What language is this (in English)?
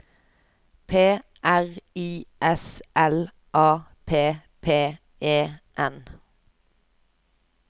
Norwegian